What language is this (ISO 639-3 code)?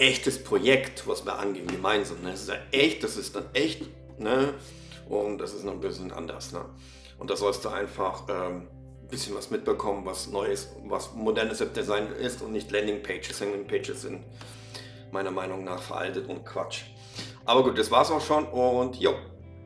deu